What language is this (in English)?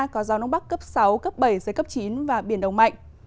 Vietnamese